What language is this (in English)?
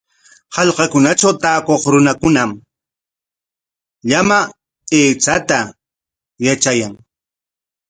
Corongo Ancash Quechua